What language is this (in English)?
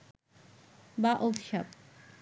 Bangla